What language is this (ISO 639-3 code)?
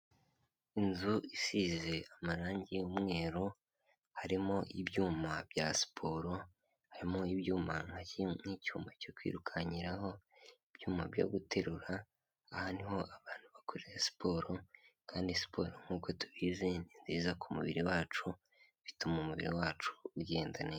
kin